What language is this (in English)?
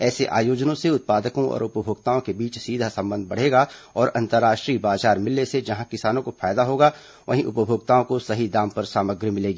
Hindi